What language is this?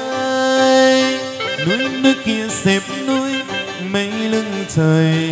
Vietnamese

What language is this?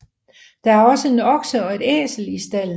Danish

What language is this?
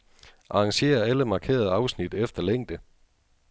Danish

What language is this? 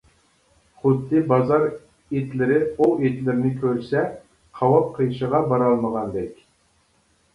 Uyghur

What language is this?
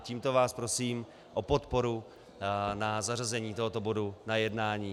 Czech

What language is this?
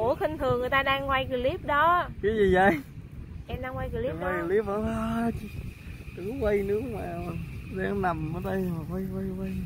Vietnamese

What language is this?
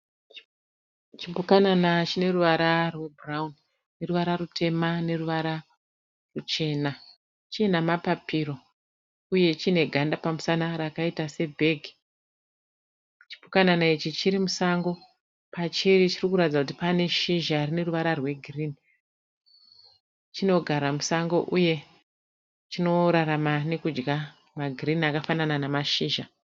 Shona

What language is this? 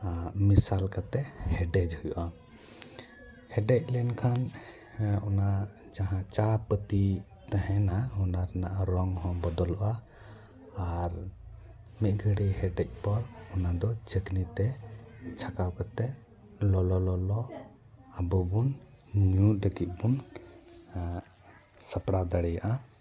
Santali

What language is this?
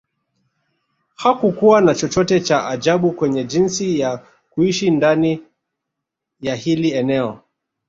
Swahili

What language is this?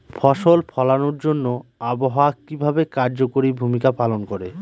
Bangla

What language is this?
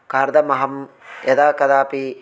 Sanskrit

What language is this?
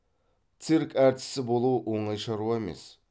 Kazakh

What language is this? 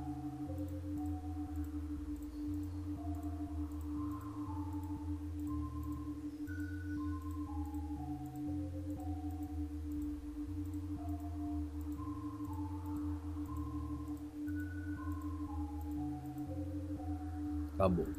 Portuguese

